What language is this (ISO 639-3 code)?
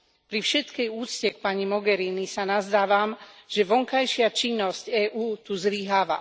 slk